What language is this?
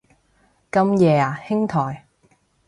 Cantonese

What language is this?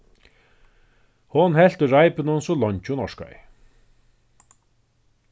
Faroese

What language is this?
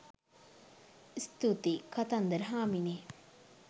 Sinhala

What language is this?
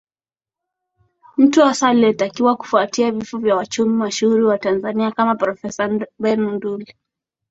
Swahili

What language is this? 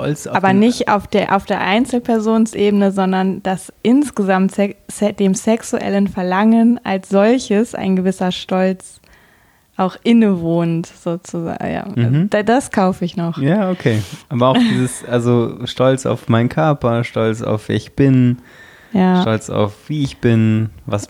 German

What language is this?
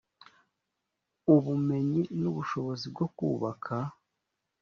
Kinyarwanda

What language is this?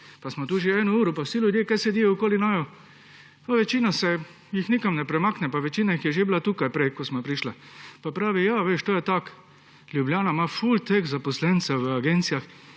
Slovenian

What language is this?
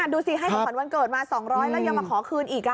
Thai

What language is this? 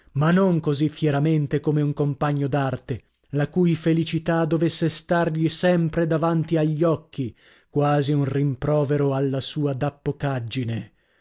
Italian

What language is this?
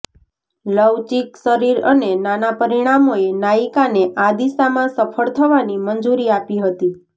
Gujarati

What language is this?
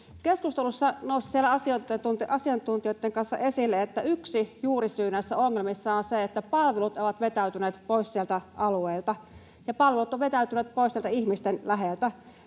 Finnish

